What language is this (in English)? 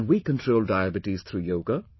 English